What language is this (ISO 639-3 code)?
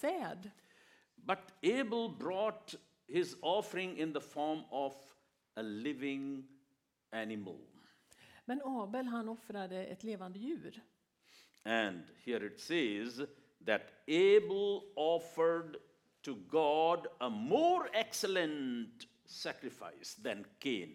swe